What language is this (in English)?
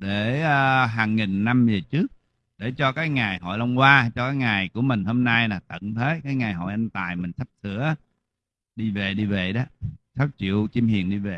Vietnamese